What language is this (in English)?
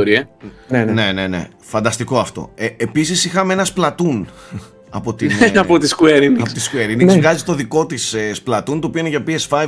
Greek